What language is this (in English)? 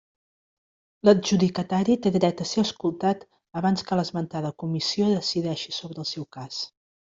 Catalan